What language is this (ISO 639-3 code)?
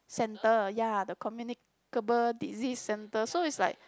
eng